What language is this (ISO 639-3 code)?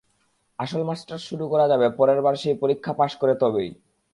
ben